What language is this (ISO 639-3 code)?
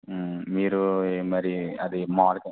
tel